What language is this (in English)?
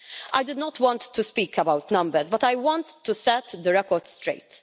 English